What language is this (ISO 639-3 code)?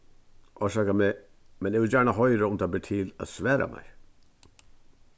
fao